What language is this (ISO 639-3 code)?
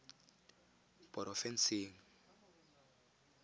tsn